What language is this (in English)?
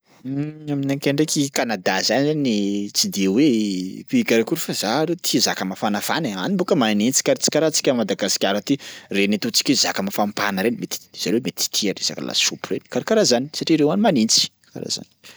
Sakalava Malagasy